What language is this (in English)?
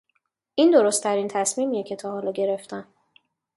Persian